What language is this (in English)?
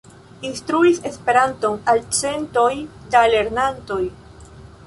Esperanto